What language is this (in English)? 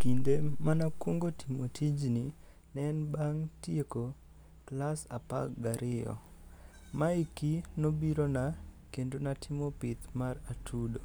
Luo (Kenya and Tanzania)